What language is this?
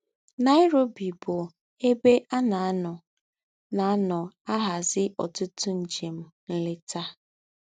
Igbo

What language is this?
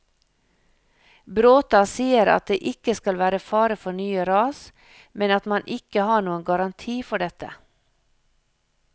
Norwegian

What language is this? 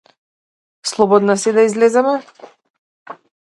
Macedonian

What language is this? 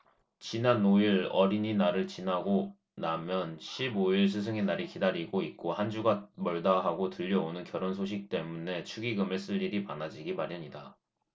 Korean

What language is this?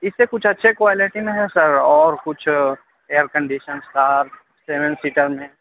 Urdu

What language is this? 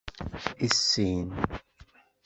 Kabyle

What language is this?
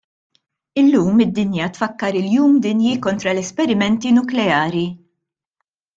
Maltese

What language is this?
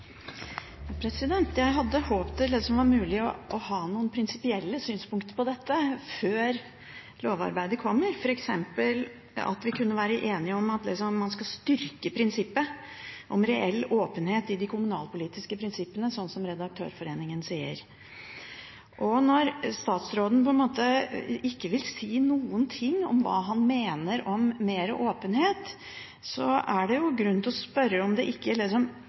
Norwegian Bokmål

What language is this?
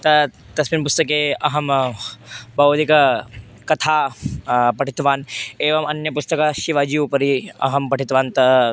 Sanskrit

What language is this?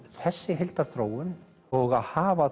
Icelandic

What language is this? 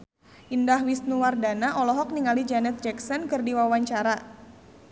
Sundanese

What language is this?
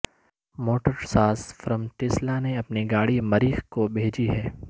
Urdu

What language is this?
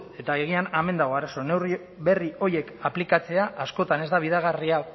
Basque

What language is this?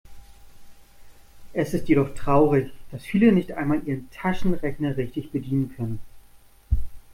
German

